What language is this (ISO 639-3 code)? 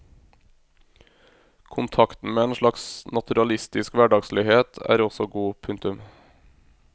nor